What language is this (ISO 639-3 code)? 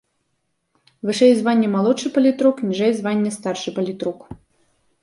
bel